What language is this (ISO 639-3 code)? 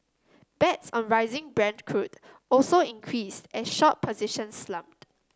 eng